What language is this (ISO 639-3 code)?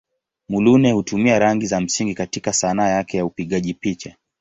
swa